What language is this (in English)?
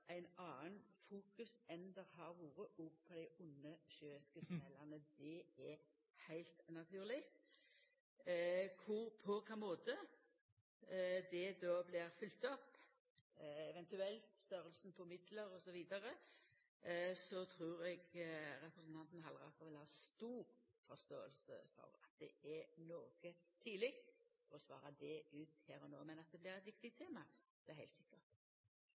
Norwegian Nynorsk